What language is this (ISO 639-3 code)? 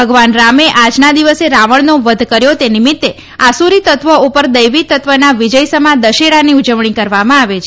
guj